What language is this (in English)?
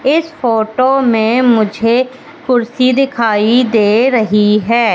Hindi